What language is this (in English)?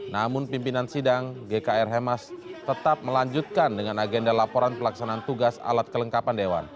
Indonesian